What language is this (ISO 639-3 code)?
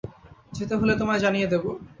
ben